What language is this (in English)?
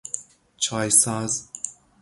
Persian